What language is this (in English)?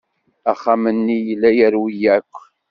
Kabyle